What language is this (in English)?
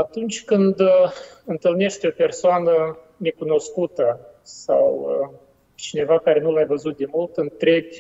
Romanian